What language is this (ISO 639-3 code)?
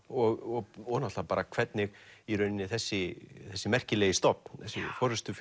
isl